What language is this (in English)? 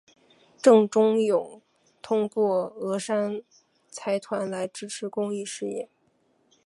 Chinese